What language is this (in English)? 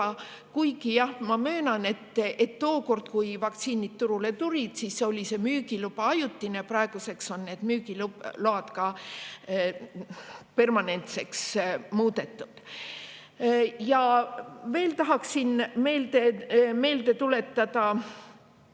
Estonian